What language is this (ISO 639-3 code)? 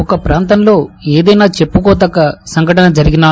tel